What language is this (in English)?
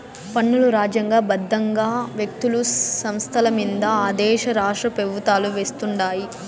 Telugu